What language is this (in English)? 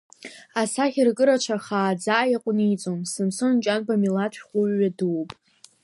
Abkhazian